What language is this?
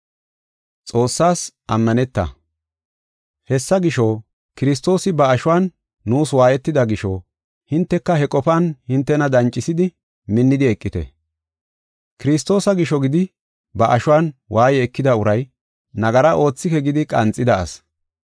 Gofa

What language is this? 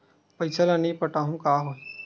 Chhattisgarhi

